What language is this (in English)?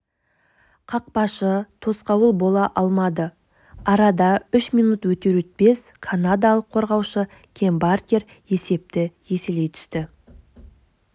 Kazakh